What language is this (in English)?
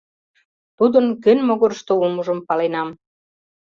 Mari